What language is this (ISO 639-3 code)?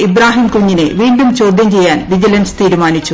mal